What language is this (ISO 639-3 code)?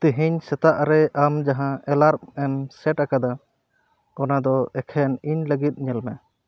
sat